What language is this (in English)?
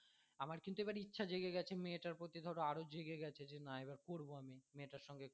Bangla